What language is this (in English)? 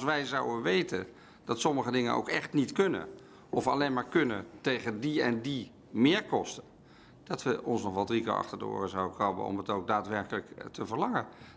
Dutch